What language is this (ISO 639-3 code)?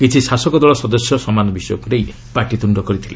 ori